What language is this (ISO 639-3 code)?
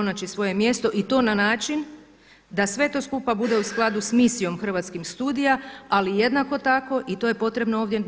hrv